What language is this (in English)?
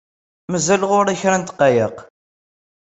Kabyle